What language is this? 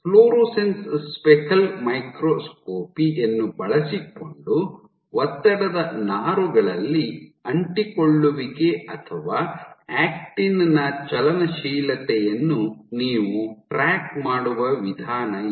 Kannada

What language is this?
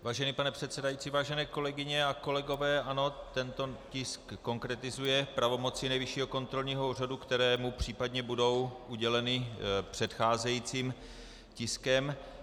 Czech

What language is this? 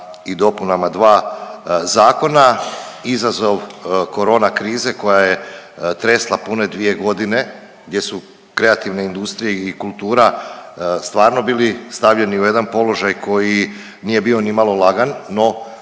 Croatian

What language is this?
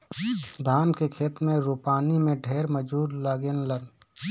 Bhojpuri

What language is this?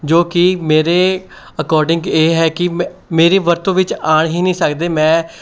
Punjabi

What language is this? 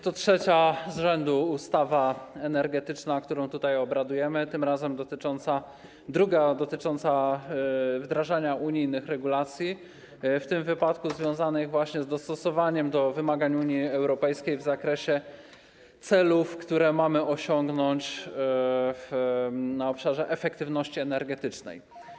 Polish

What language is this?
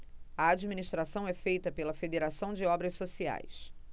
Portuguese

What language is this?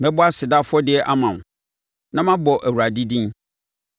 Akan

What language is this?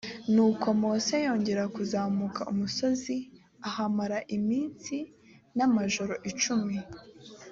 Kinyarwanda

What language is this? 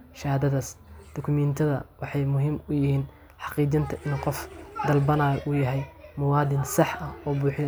Somali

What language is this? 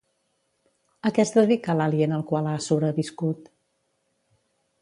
Catalan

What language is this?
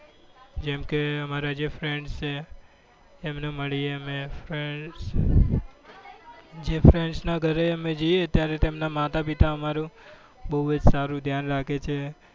Gujarati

